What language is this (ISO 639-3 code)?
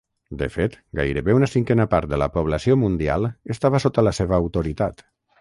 cat